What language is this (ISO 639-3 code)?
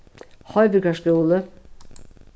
fao